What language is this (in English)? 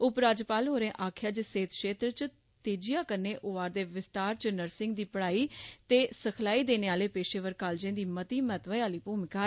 Dogri